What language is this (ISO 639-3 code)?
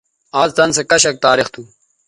btv